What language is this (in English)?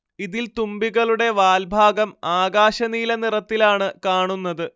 Malayalam